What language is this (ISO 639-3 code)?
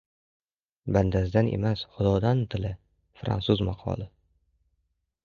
uzb